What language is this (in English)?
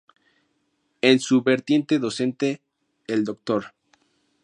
Spanish